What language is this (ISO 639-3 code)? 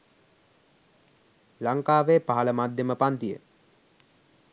sin